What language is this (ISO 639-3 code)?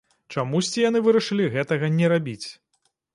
bel